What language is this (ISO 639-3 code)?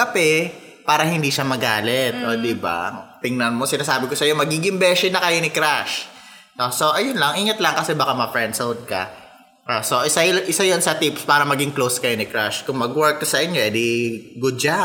fil